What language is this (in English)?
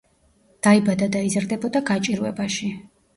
Georgian